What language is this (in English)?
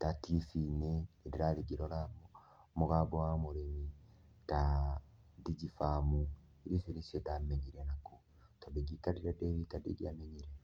Kikuyu